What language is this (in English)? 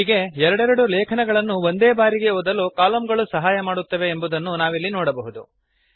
Kannada